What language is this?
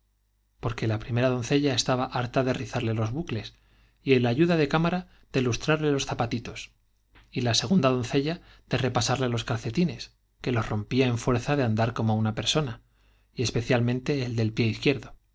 Spanish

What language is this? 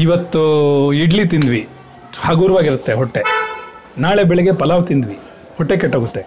Kannada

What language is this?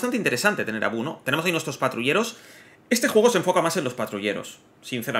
Spanish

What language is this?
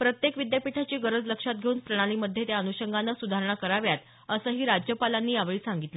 Marathi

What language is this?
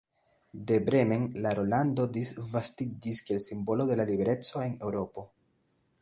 Esperanto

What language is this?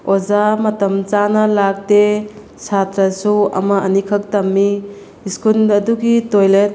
Manipuri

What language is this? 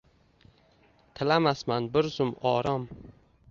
Uzbek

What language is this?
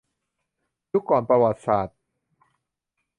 Thai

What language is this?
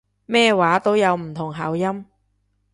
Cantonese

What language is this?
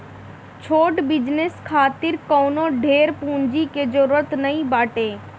Bhojpuri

